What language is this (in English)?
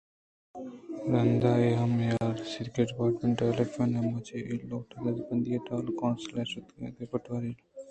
Eastern Balochi